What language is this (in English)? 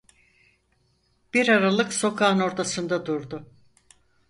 Turkish